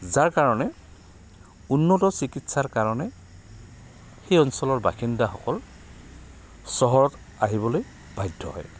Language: Assamese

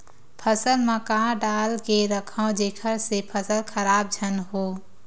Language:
Chhattisgarhi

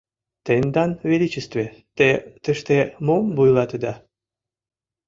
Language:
Mari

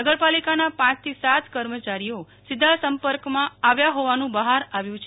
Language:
Gujarati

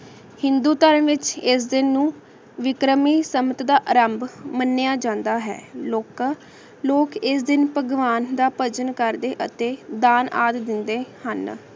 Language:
Punjabi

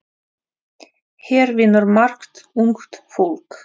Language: Icelandic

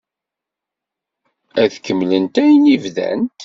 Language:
Kabyle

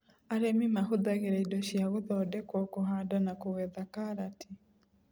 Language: Kikuyu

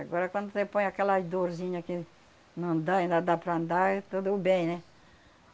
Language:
Portuguese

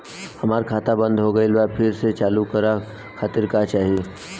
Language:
Bhojpuri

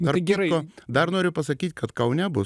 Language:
Lithuanian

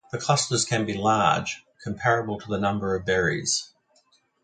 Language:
English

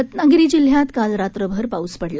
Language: Marathi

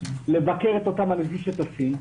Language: Hebrew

